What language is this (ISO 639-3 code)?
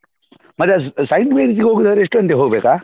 kan